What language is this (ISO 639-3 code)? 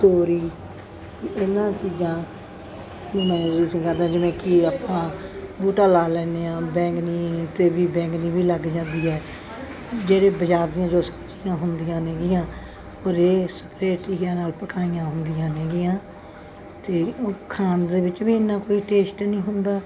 pan